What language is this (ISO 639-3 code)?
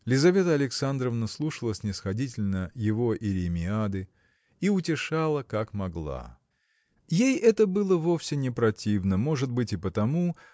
rus